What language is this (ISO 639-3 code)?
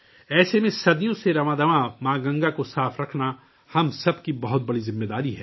urd